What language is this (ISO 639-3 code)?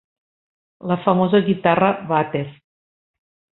cat